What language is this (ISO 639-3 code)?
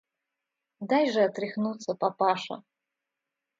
rus